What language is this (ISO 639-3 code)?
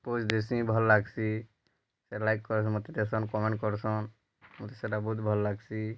ori